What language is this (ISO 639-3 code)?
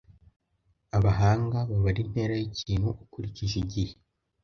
kin